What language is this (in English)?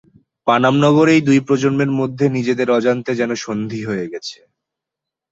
Bangla